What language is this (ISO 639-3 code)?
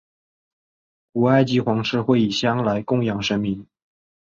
zho